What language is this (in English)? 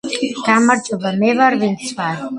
Georgian